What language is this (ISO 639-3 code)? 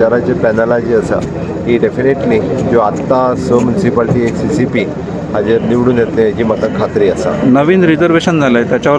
hin